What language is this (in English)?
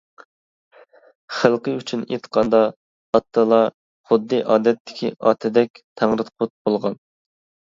Uyghur